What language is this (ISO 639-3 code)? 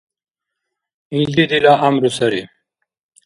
dar